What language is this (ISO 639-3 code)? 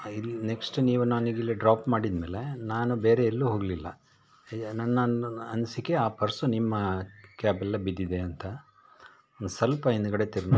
kan